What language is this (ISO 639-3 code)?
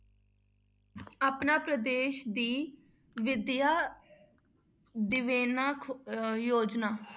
pan